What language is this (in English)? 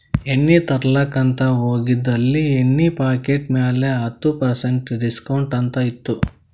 Kannada